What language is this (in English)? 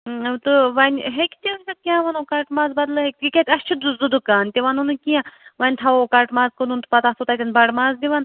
Kashmiri